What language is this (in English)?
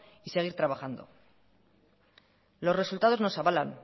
Spanish